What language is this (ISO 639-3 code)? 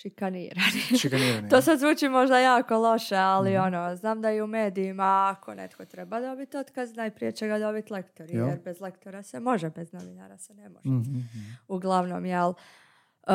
hrv